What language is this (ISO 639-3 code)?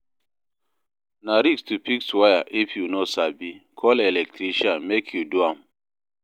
pcm